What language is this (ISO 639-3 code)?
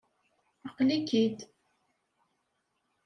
kab